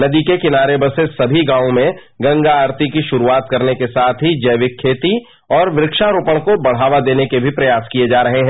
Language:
Hindi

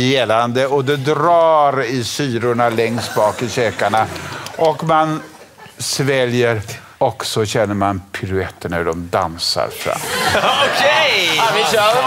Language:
Swedish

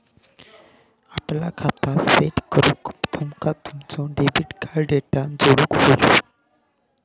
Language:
Marathi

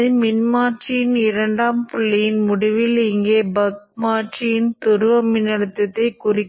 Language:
Tamil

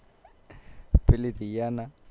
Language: Gujarati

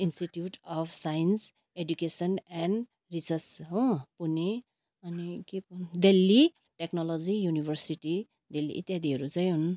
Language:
Nepali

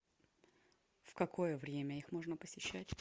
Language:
Russian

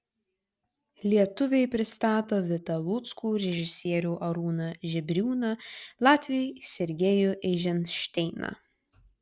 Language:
Lithuanian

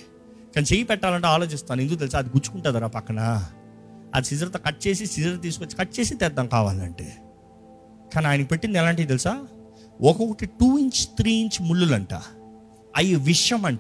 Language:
Telugu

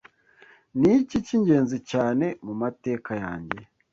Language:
Kinyarwanda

